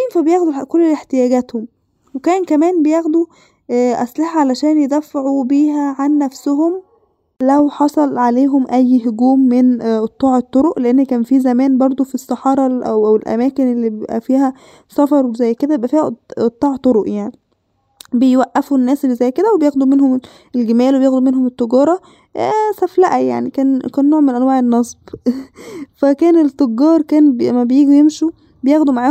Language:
Arabic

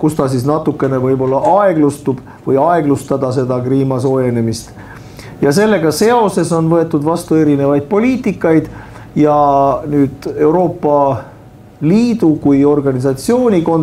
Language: Finnish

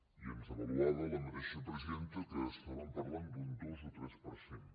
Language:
Catalan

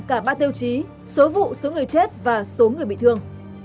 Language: Vietnamese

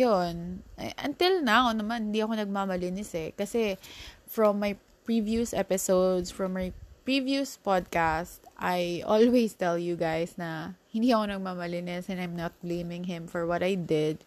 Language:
Filipino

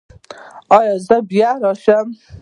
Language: Pashto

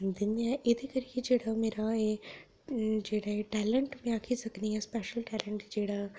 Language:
Dogri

